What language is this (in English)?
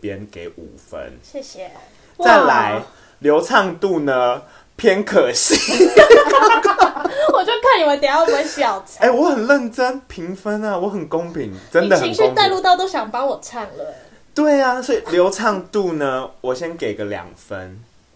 Chinese